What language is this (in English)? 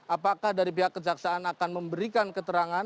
Indonesian